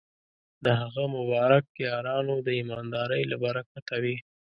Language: Pashto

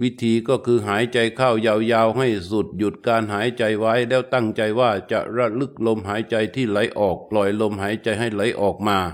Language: Thai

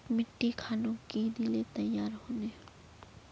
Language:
Magahi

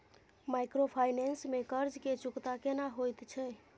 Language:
Maithili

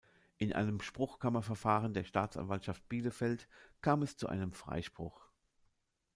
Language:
German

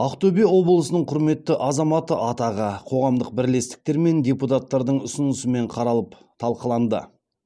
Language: Kazakh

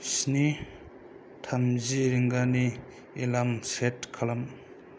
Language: Bodo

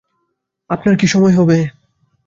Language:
Bangla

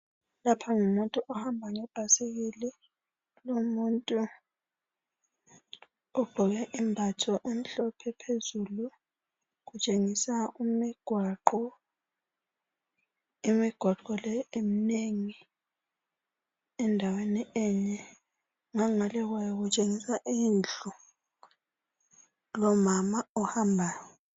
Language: North Ndebele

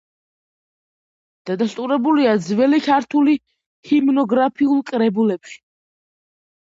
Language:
Georgian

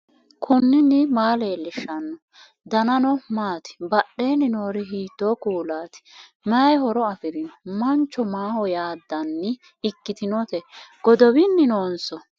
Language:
Sidamo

